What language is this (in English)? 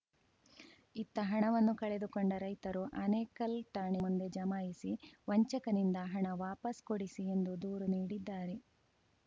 Kannada